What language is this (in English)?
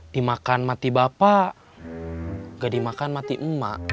Indonesian